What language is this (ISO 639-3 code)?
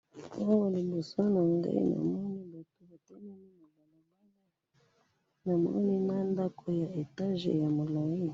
lin